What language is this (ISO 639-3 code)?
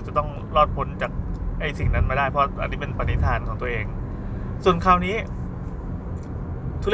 tha